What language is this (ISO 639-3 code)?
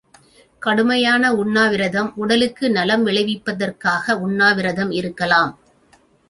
tam